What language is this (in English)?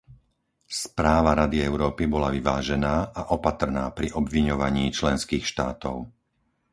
Slovak